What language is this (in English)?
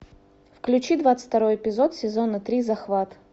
Russian